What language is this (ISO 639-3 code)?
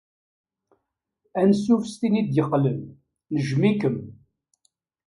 kab